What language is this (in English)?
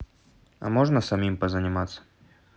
Russian